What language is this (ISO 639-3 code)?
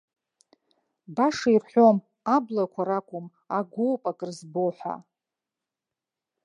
abk